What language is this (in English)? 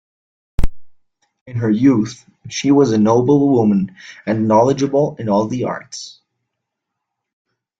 English